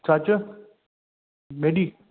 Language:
Sindhi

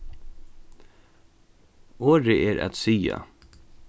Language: Faroese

